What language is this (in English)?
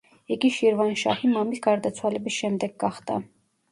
Georgian